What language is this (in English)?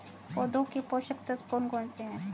Hindi